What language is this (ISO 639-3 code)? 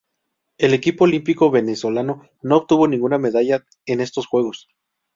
spa